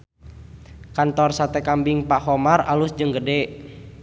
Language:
Sundanese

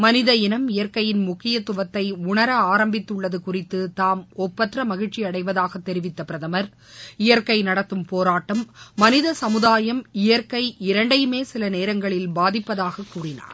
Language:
Tamil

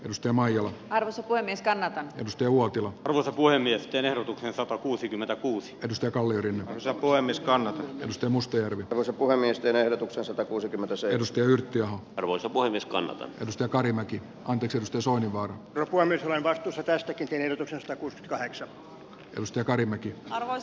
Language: Finnish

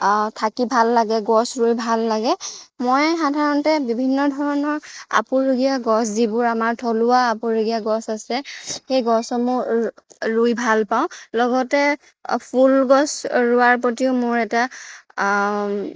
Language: Assamese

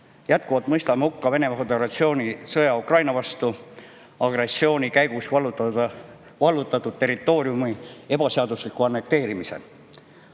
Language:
Estonian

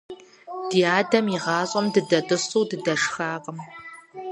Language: Kabardian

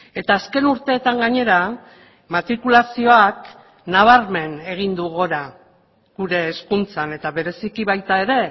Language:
Basque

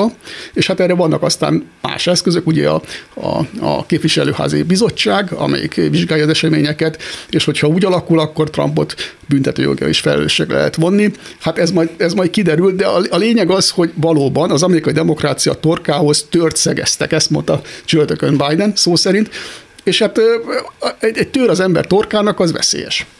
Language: Hungarian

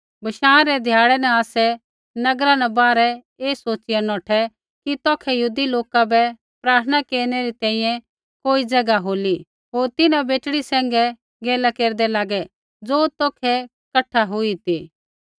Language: Kullu Pahari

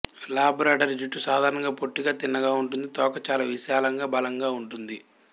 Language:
Telugu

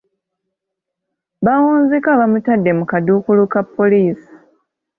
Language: Ganda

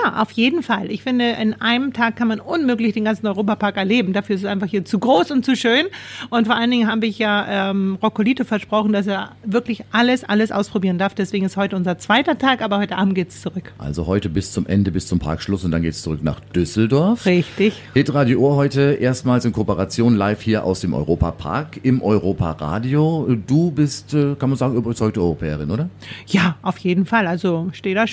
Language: German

